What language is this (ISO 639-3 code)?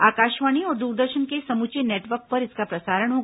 hin